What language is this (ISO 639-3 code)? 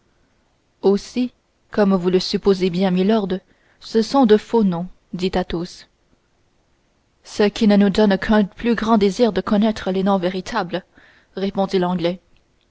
fra